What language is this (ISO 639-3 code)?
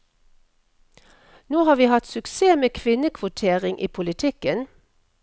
nor